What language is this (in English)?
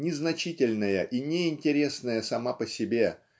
Russian